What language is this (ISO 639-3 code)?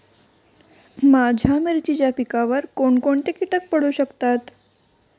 mar